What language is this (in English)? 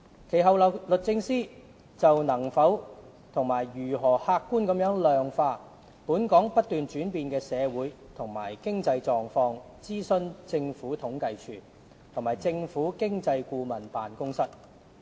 Cantonese